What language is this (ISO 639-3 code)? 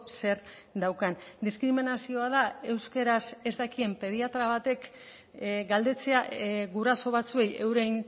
eus